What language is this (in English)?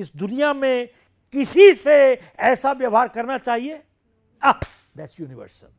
Hindi